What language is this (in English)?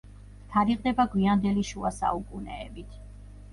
Georgian